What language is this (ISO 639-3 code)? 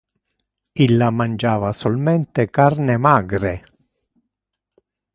ina